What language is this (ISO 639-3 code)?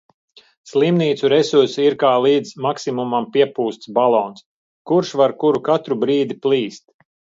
lav